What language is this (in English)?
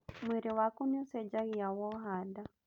Kikuyu